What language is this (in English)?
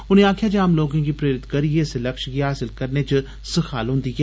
Dogri